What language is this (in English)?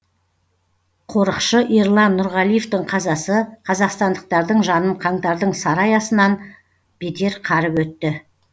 Kazakh